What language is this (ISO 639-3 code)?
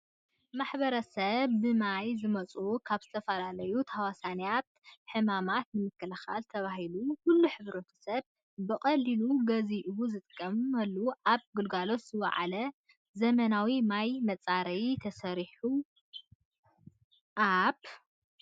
tir